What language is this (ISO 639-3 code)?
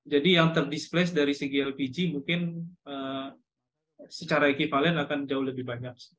ind